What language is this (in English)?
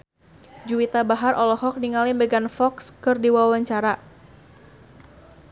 Sundanese